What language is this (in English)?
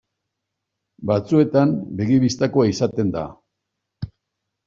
Basque